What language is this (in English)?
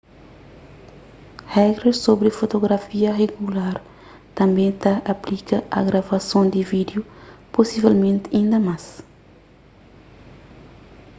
Kabuverdianu